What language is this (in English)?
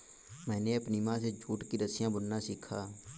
Hindi